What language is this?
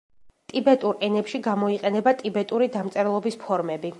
Georgian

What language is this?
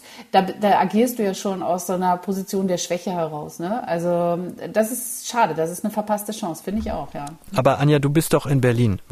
German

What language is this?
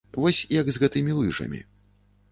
Belarusian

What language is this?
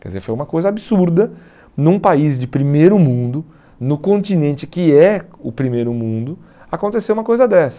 Portuguese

